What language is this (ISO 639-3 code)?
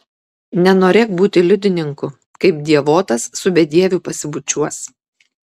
lit